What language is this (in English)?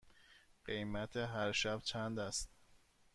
Persian